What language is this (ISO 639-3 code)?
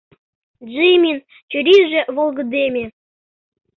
chm